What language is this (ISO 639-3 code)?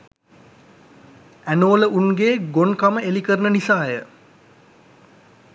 sin